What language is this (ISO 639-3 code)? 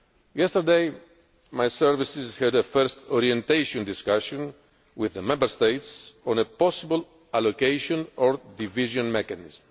eng